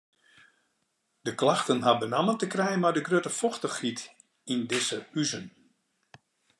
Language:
Western Frisian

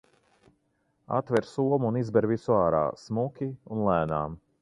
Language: Latvian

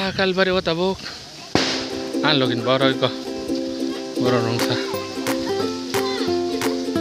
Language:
Thai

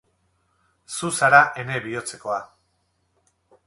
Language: Basque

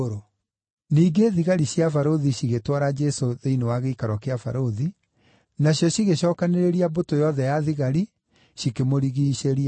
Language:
Kikuyu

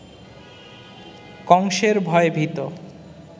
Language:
Bangla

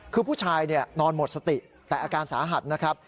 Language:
Thai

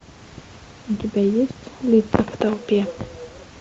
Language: Russian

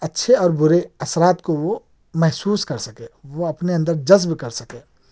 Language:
Urdu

